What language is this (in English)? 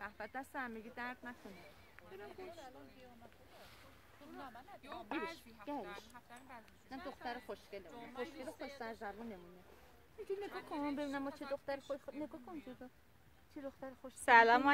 Persian